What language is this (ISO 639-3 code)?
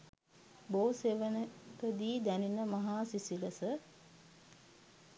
sin